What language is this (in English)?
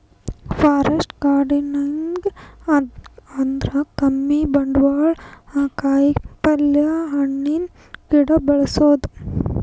Kannada